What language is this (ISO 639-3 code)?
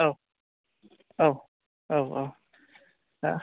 brx